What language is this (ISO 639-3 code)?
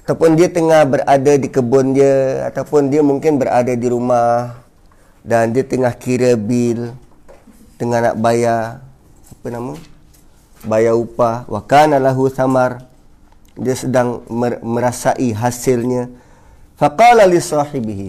msa